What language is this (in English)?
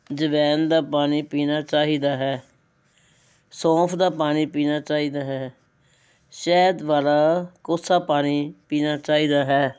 Punjabi